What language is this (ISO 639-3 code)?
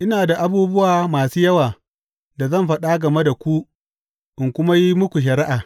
hau